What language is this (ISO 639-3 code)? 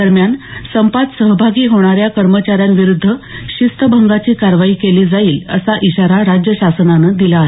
mar